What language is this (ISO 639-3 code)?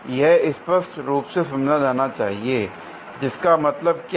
hin